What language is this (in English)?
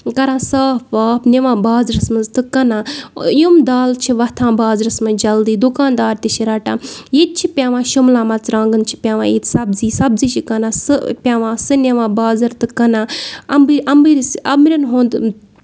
Kashmiri